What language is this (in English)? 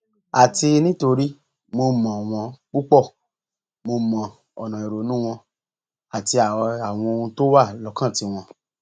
Yoruba